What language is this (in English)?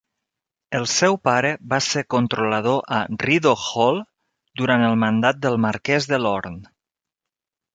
Catalan